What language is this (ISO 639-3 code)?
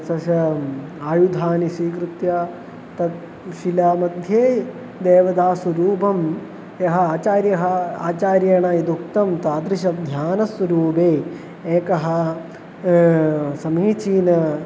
san